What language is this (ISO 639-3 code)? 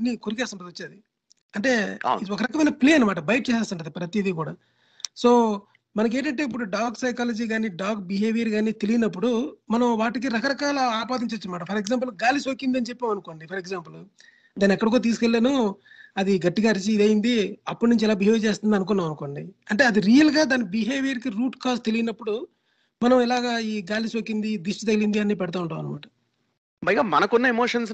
tel